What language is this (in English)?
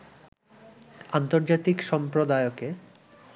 Bangla